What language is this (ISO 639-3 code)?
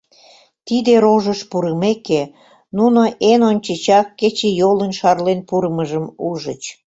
chm